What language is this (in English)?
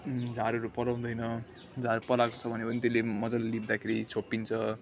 Nepali